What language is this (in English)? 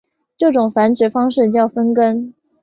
Chinese